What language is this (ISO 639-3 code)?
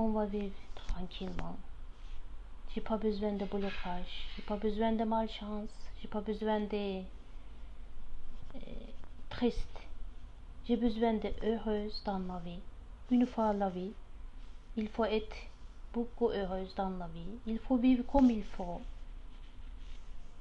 fra